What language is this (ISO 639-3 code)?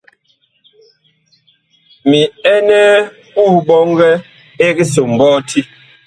bkh